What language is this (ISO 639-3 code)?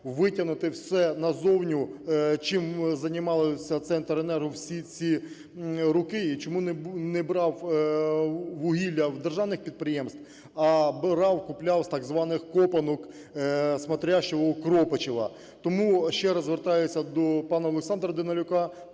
ukr